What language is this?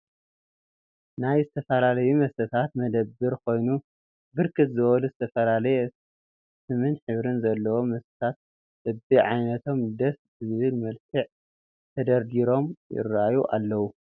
Tigrinya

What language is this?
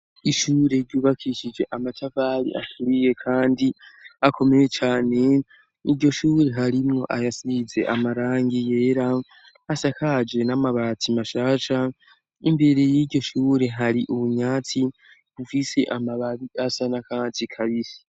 Rundi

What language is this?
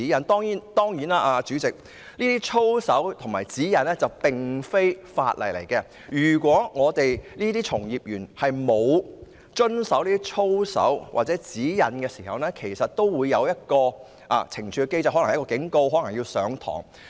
Cantonese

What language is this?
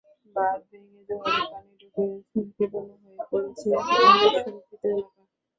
Bangla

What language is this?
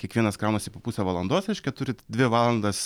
Lithuanian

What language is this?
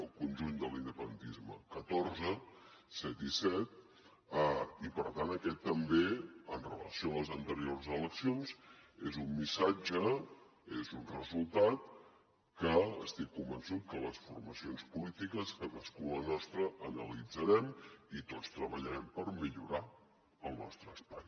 Catalan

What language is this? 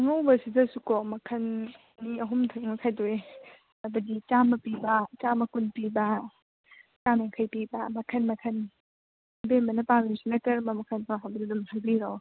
Manipuri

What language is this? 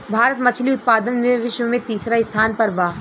Bhojpuri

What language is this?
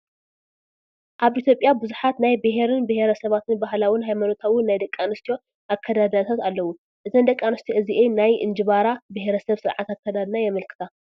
Tigrinya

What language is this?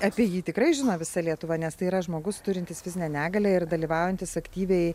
Lithuanian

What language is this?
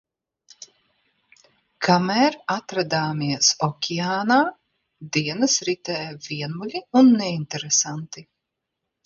Latvian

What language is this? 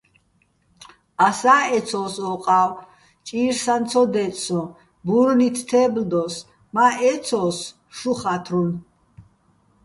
Bats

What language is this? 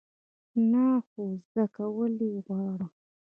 Pashto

